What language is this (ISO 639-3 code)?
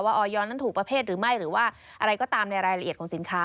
tha